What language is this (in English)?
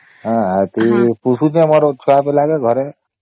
Odia